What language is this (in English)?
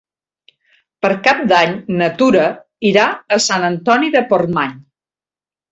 Catalan